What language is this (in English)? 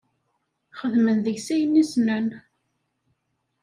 Kabyle